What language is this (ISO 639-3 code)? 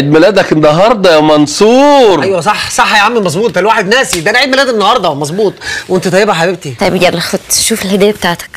ara